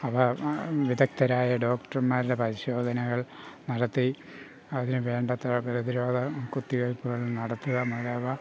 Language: Malayalam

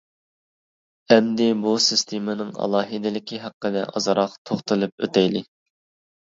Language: Uyghur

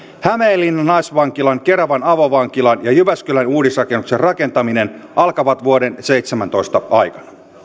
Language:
Finnish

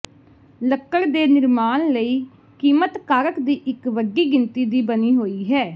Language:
Punjabi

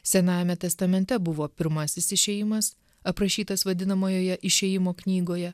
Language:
Lithuanian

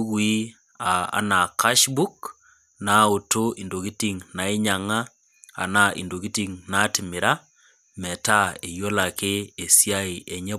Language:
Masai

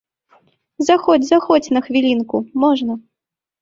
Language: Belarusian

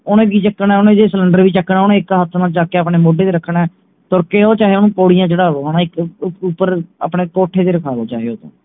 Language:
Punjabi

